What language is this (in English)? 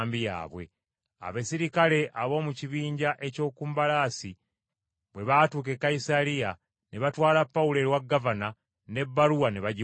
Ganda